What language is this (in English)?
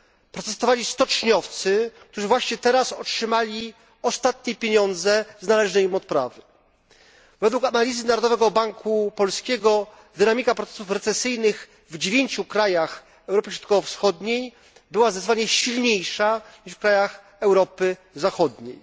Polish